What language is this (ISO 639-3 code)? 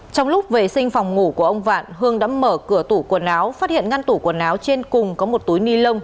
vie